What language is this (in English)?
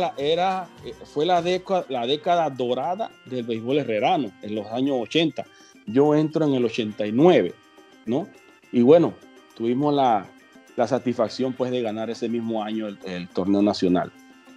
Spanish